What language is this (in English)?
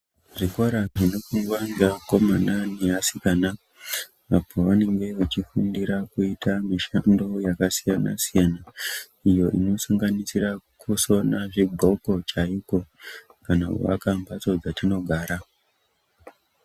Ndau